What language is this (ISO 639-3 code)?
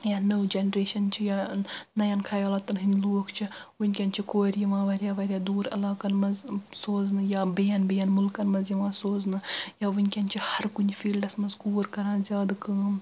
kas